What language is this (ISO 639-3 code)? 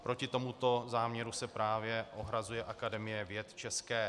ces